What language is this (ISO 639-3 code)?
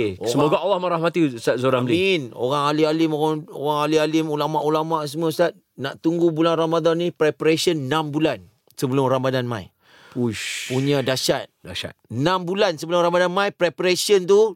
msa